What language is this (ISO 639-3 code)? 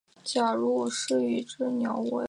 zho